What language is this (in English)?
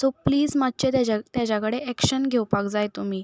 Konkani